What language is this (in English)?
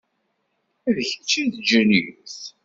Kabyle